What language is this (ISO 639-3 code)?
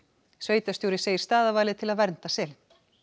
isl